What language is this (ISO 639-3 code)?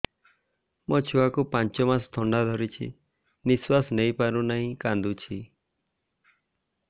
ori